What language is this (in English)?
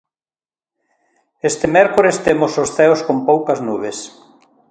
Galician